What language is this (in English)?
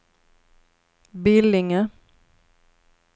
Swedish